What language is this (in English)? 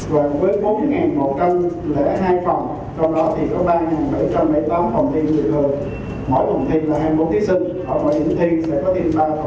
Vietnamese